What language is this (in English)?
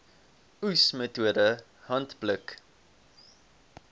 Afrikaans